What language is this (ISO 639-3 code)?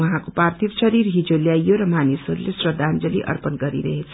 nep